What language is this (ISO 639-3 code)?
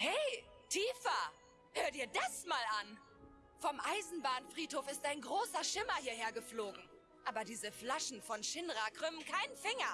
deu